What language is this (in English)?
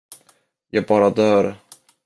Swedish